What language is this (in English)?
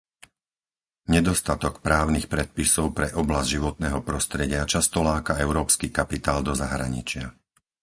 Slovak